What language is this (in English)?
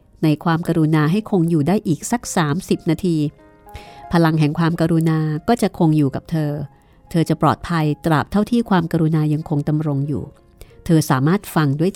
Thai